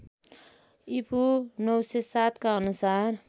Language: Nepali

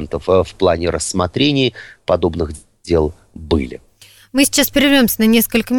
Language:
Russian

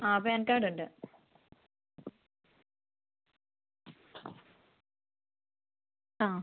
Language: Malayalam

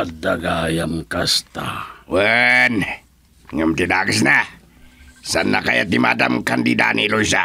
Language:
Filipino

